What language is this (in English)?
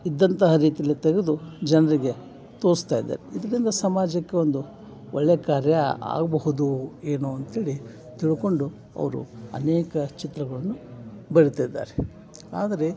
Kannada